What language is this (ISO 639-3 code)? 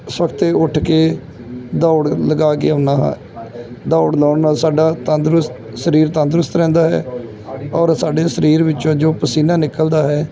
pan